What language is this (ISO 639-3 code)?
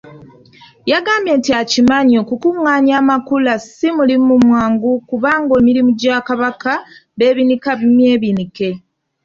lug